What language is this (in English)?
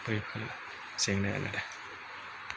Bodo